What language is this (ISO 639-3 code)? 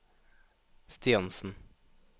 nor